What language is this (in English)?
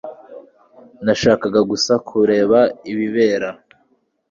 Kinyarwanda